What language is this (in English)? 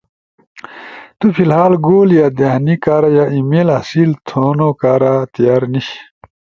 Ushojo